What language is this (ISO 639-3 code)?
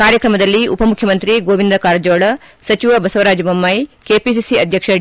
kan